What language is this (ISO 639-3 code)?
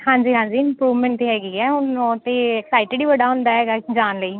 pan